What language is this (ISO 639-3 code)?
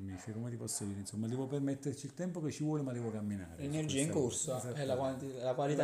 ita